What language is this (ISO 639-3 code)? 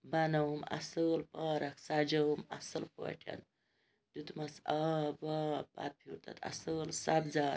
kas